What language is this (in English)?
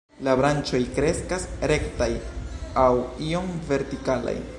Esperanto